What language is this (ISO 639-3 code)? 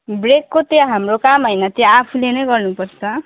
nep